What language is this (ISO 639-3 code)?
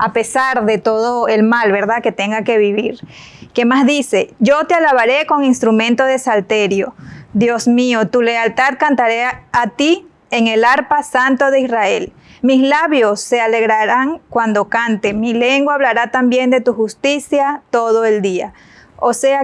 spa